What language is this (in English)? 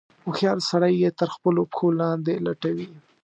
Pashto